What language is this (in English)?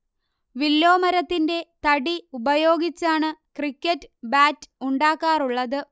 Malayalam